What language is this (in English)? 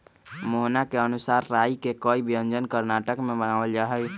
Magahi